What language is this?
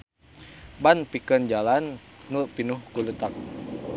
Sundanese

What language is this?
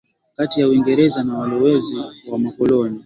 Swahili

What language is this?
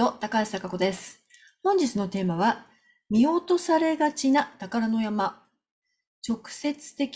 Japanese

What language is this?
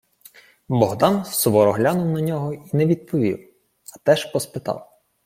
Ukrainian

